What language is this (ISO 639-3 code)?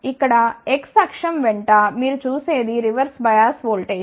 tel